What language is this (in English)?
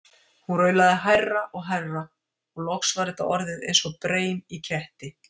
Icelandic